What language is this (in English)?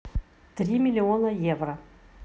Russian